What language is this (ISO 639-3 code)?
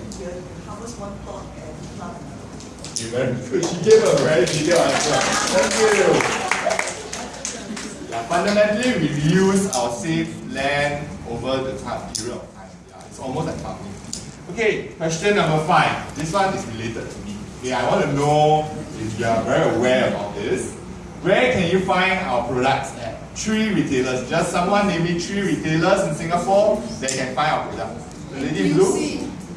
eng